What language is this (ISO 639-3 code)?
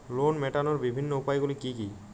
ben